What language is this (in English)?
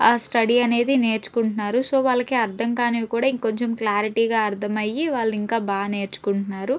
Telugu